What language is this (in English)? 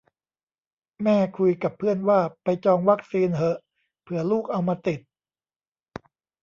Thai